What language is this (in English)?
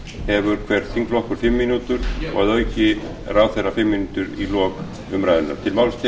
Icelandic